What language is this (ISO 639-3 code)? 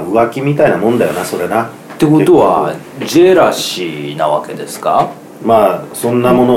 jpn